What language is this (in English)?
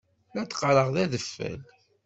Kabyle